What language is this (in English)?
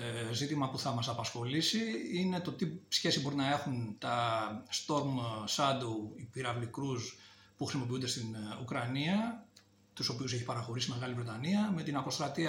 Greek